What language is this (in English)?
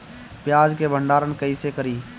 Bhojpuri